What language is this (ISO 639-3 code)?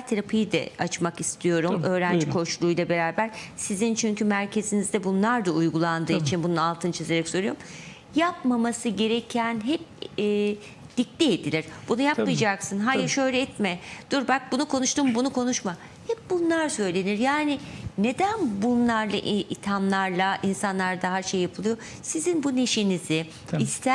tur